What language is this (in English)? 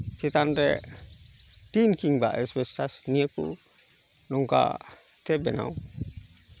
Santali